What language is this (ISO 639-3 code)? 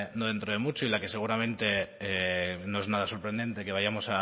spa